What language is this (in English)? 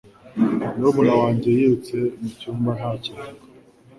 Kinyarwanda